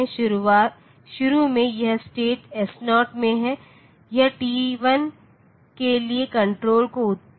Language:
Hindi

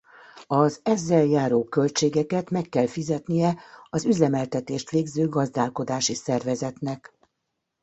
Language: Hungarian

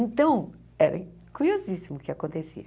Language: Portuguese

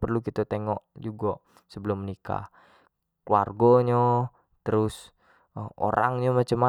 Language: Jambi Malay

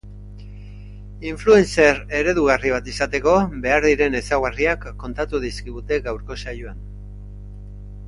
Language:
Basque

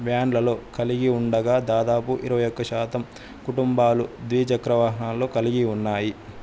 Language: Telugu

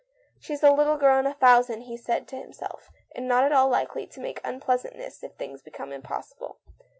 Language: English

